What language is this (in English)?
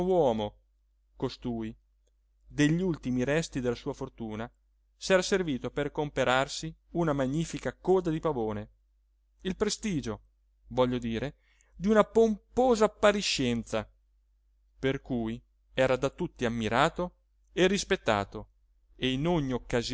Italian